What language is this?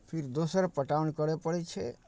Maithili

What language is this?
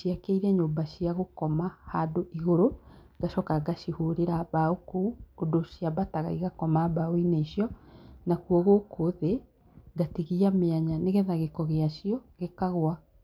Kikuyu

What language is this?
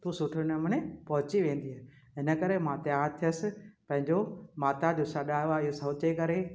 Sindhi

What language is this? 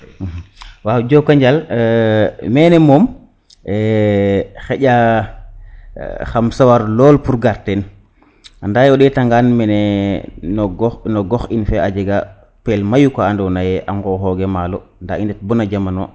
Serer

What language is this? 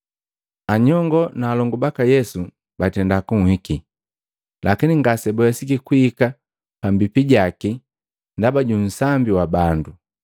Matengo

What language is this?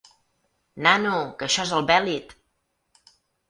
Catalan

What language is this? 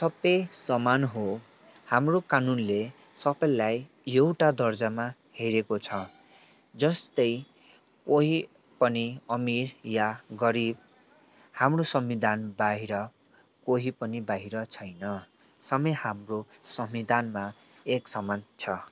Nepali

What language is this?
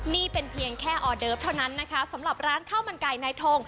Thai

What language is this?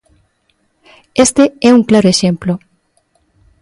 Galician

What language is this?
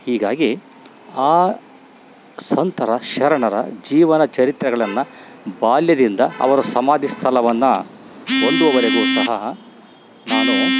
Kannada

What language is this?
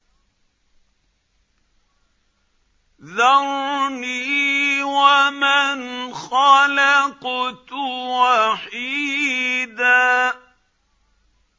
Arabic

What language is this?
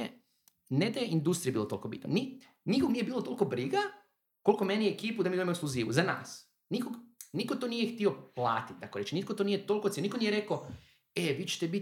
Croatian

